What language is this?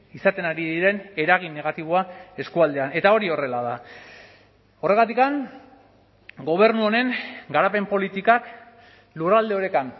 Basque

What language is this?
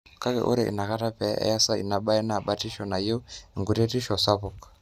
Masai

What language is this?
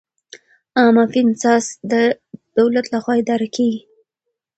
Pashto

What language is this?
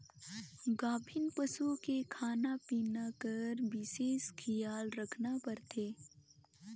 Chhattisgarhi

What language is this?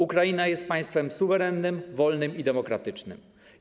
Polish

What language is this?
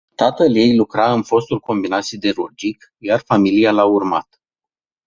Romanian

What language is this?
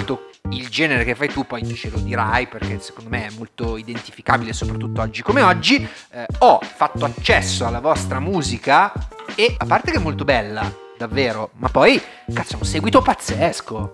Italian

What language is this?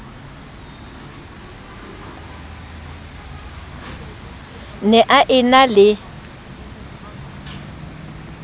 Southern Sotho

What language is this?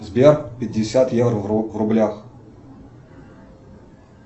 Russian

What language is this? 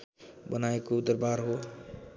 Nepali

